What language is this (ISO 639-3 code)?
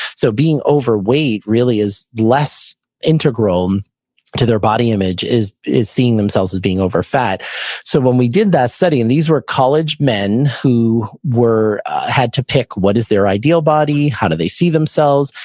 eng